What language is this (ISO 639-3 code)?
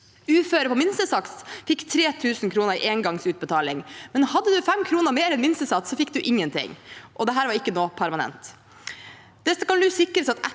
nor